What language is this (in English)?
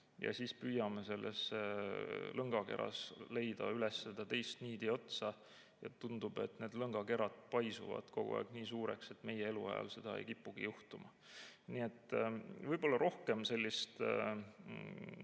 Estonian